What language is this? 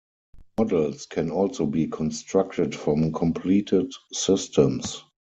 English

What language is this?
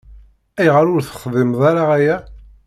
Kabyle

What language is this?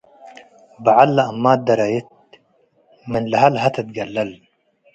Tigre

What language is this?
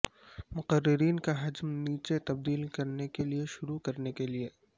Urdu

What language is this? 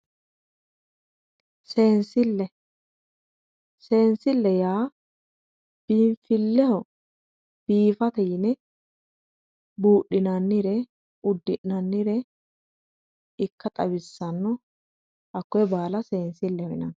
Sidamo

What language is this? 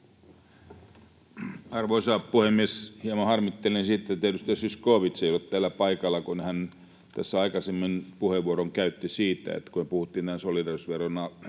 Finnish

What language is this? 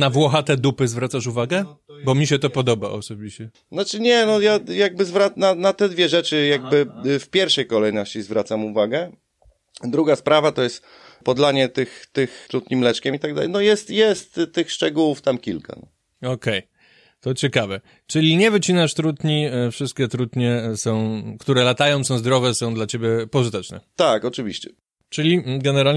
Polish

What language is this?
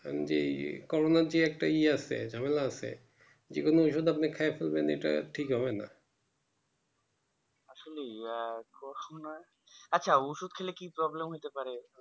Bangla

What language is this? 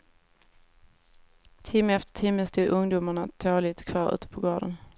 Swedish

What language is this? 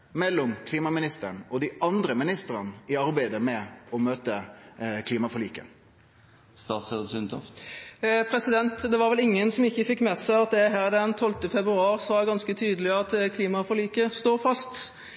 Norwegian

